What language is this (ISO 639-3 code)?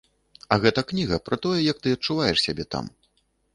bel